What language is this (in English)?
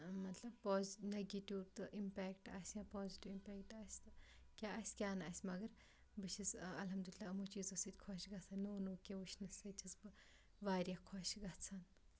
Kashmiri